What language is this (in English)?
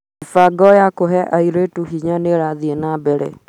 Kikuyu